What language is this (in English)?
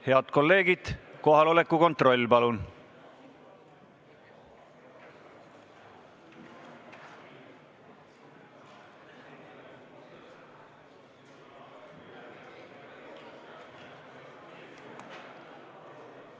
Estonian